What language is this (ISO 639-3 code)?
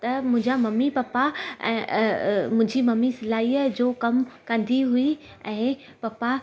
snd